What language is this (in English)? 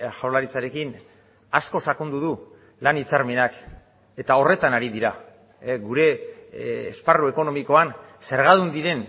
Basque